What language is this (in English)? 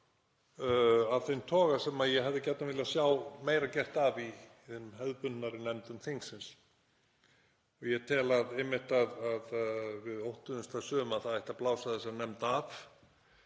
Icelandic